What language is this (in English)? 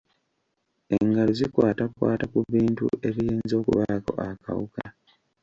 Ganda